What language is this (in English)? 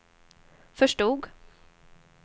Swedish